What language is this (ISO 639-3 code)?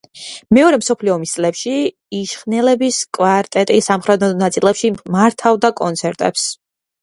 kat